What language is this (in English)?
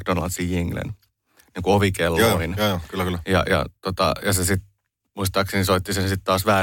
Finnish